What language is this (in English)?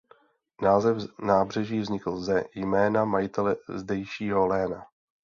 Czech